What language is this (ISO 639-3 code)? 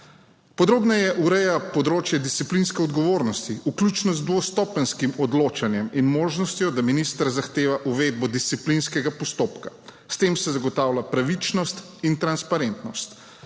slv